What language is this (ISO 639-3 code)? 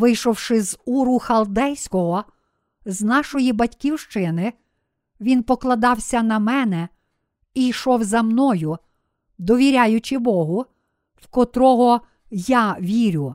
ukr